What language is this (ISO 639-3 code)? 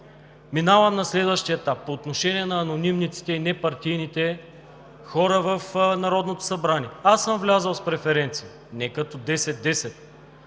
bul